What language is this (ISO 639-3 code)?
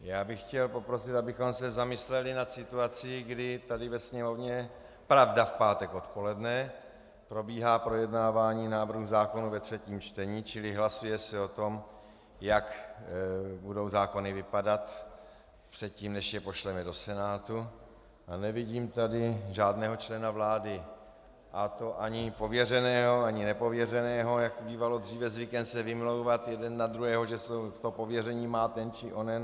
ces